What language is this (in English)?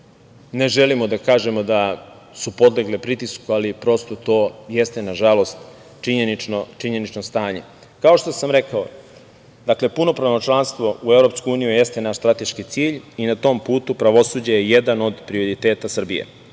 Serbian